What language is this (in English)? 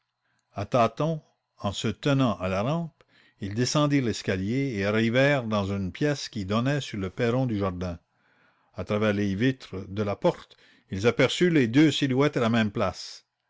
French